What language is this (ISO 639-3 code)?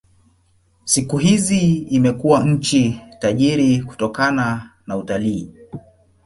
swa